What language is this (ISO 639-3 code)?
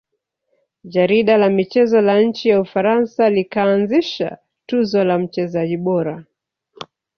swa